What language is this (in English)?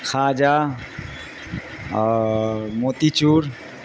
Urdu